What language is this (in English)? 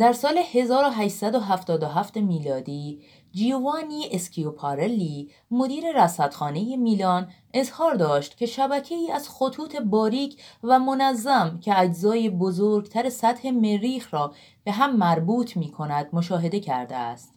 Persian